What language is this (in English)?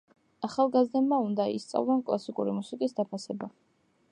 Georgian